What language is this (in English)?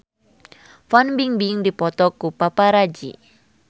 Sundanese